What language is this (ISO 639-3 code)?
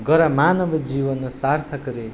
nep